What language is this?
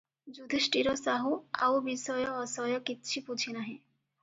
Odia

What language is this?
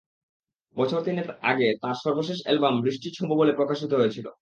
Bangla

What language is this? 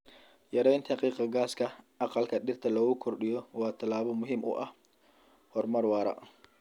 Somali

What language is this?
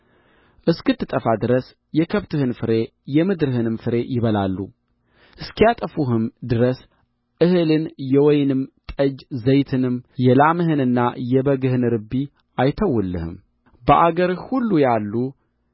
Amharic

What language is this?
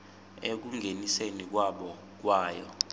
Swati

